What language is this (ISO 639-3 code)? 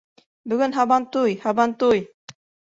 bak